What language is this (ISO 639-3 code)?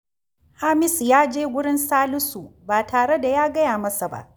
hau